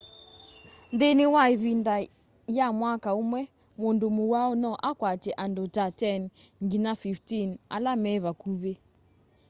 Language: Kamba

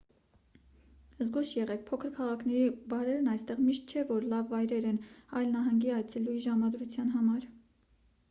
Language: Armenian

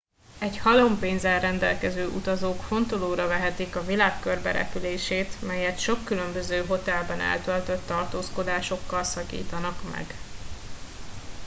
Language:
Hungarian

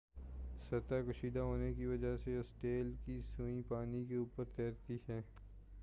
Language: Urdu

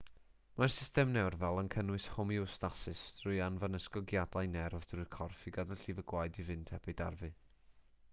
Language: Welsh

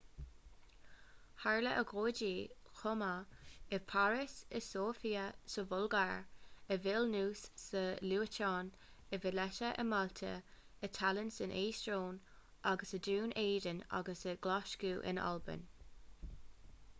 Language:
Irish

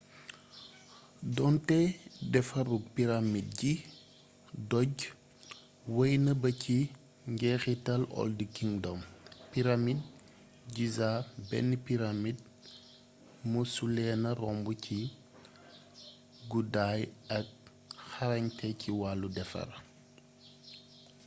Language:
Wolof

